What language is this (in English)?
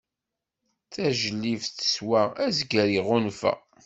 Kabyle